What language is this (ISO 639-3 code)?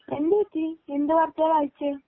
mal